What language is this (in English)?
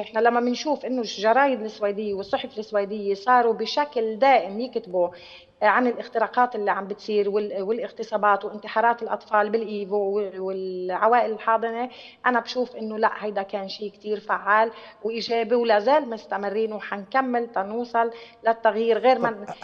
Arabic